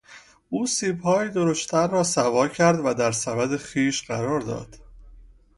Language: Persian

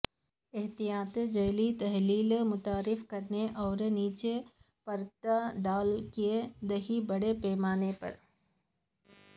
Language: Urdu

